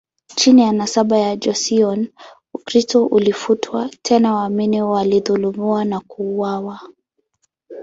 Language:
Swahili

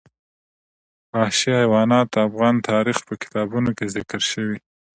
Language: Pashto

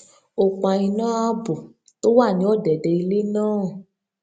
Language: Yoruba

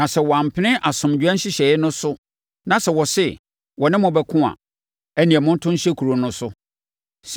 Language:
Akan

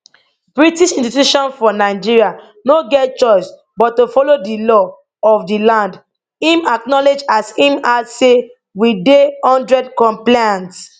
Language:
Nigerian Pidgin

